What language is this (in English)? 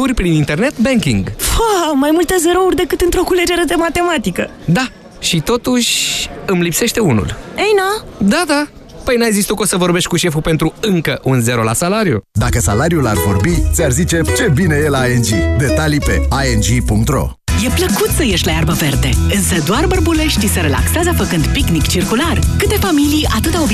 Romanian